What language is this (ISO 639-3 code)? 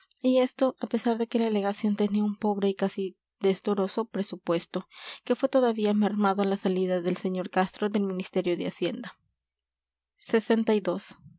spa